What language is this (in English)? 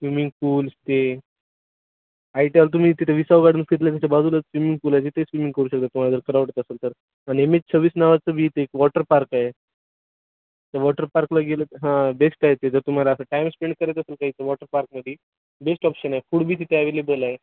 Marathi